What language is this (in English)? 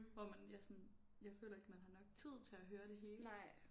Danish